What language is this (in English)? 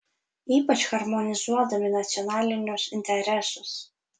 Lithuanian